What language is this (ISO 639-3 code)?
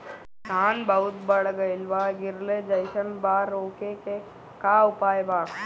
bho